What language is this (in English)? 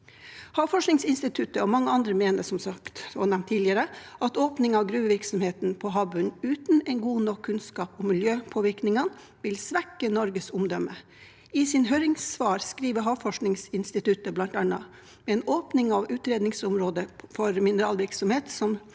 Norwegian